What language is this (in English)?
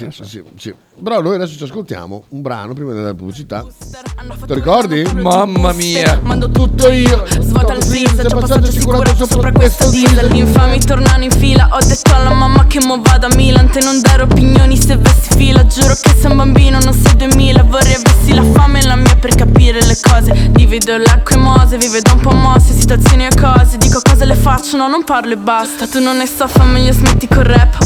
Italian